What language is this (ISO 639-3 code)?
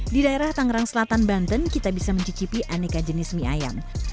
ind